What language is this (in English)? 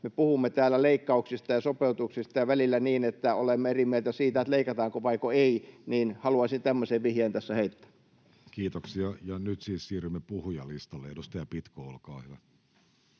Finnish